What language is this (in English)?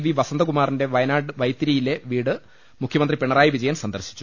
Malayalam